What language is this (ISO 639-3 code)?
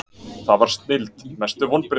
isl